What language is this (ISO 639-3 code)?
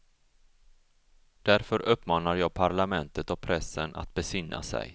swe